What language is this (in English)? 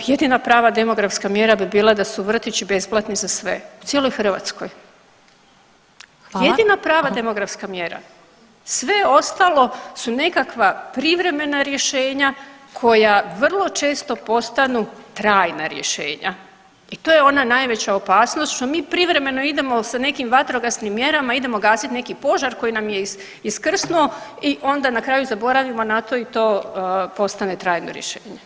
Croatian